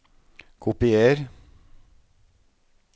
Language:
Norwegian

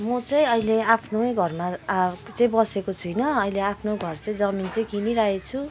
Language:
Nepali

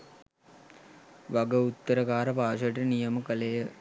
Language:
Sinhala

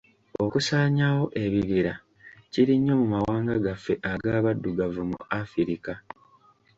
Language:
Ganda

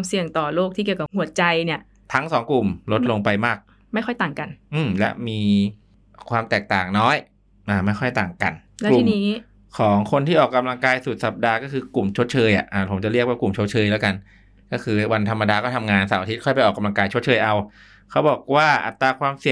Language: Thai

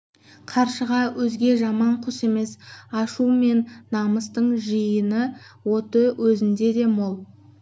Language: Kazakh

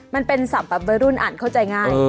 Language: Thai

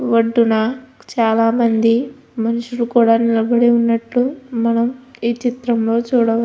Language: Telugu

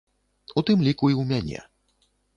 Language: Belarusian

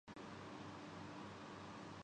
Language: Urdu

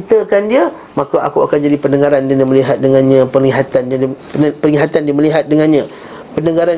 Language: Malay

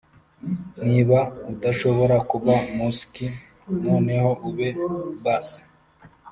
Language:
Kinyarwanda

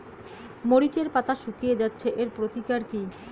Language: Bangla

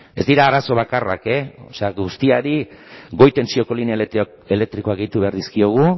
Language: Basque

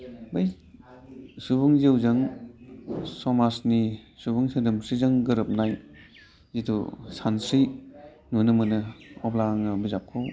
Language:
Bodo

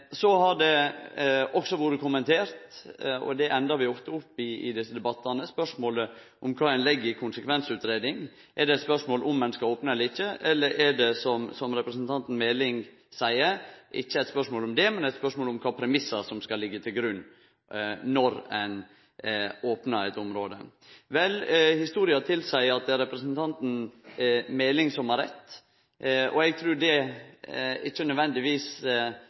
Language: Norwegian Nynorsk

